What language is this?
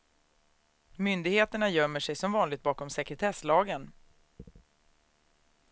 Swedish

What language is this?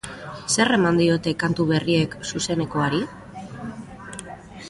Basque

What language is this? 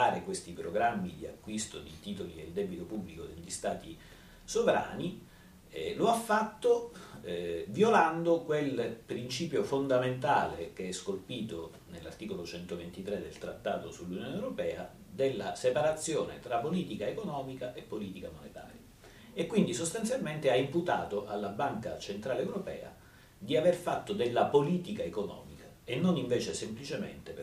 Italian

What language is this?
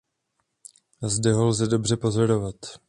Czech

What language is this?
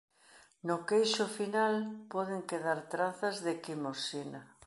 Galician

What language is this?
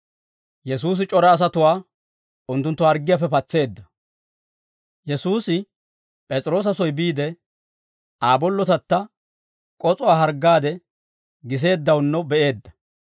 Dawro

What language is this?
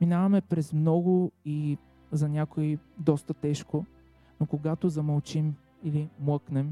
Bulgarian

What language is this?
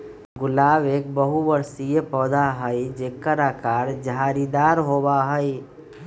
Magahi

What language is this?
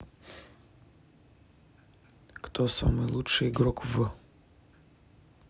Russian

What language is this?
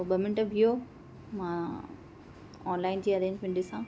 Sindhi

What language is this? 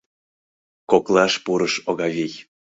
Mari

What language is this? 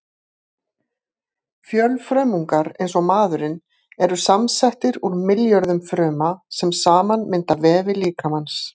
Icelandic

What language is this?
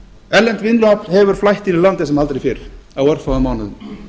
Icelandic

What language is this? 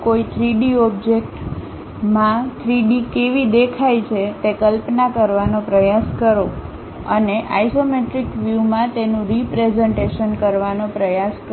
Gujarati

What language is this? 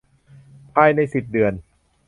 Thai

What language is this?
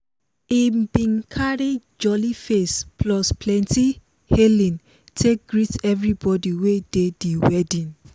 Nigerian Pidgin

